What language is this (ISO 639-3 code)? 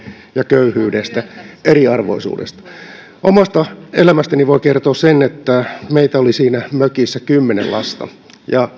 fin